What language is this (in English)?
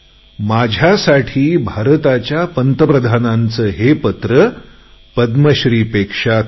Marathi